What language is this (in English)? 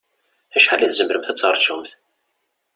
Kabyle